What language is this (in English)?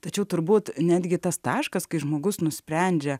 Lithuanian